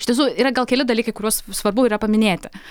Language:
Lithuanian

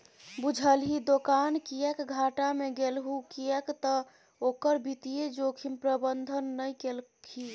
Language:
Maithili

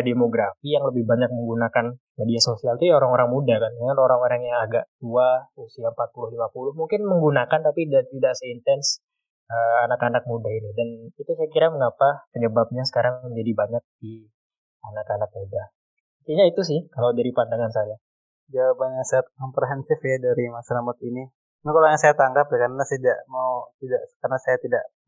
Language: Indonesian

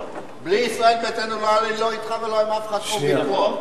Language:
Hebrew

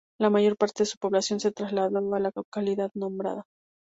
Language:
Spanish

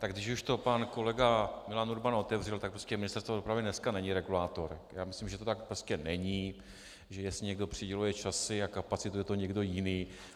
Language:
Czech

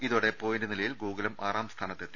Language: Malayalam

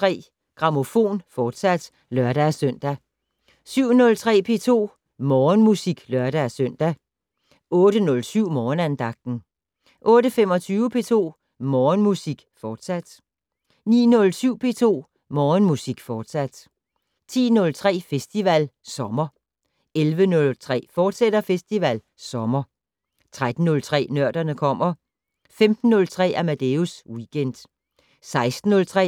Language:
Danish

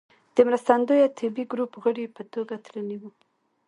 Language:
Pashto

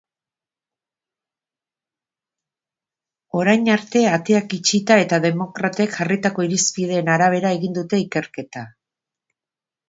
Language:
Basque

